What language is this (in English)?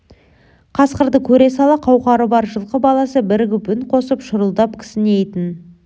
Kazakh